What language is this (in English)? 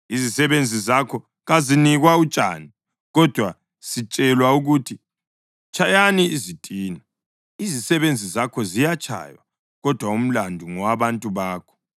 North Ndebele